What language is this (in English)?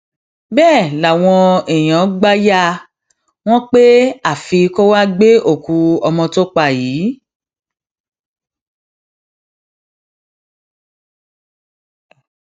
Yoruba